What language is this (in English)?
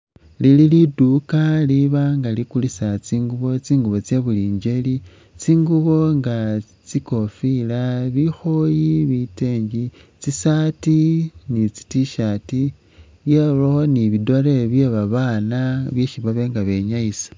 Masaaba